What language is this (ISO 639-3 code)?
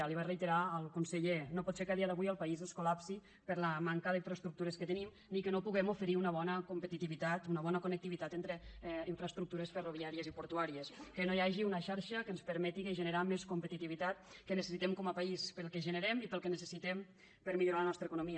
cat